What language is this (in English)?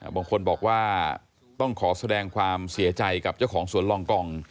Thai